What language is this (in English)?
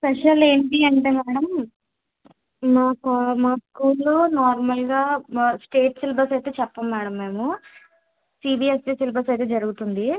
Telugu